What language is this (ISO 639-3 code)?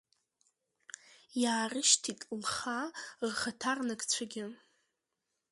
abk